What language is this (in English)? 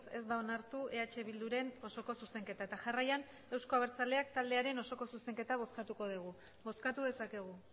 Basque